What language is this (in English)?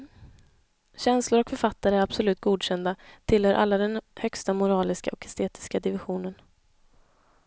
Swedish